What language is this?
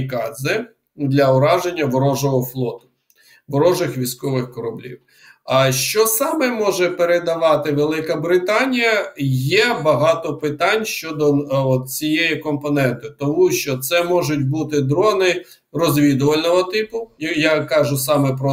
Ukrainian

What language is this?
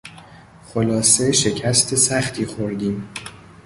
Persian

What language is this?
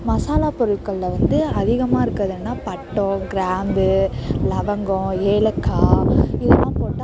Tamil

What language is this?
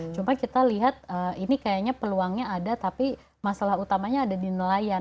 Indonesian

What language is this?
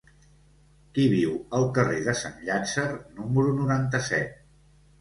Catalan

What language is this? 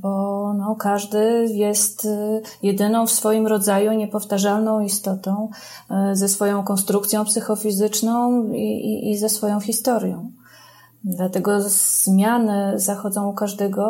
Polish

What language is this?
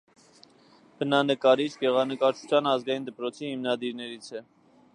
Armenian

